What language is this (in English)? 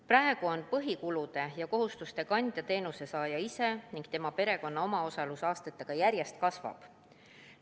Estonian